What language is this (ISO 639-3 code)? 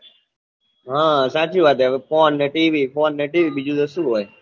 guj